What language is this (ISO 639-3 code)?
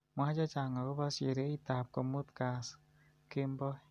kln